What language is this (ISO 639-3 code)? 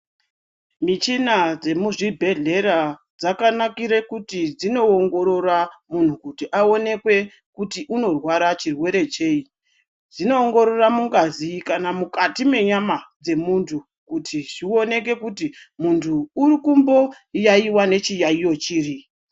ndc